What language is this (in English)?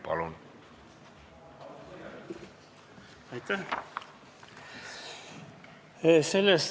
Estonian